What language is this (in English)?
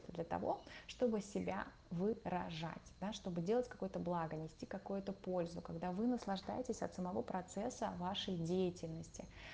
Russian